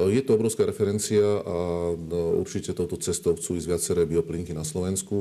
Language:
Slovak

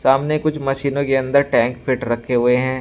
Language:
Hindi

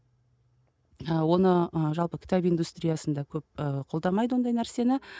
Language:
Kazakh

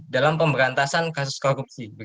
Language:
Indonesian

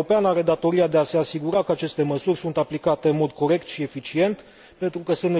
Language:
Romanian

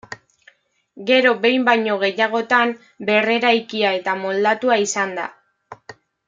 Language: Basque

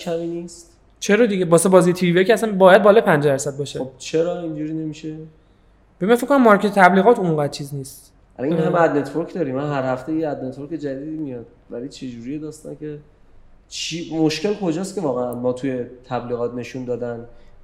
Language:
Persian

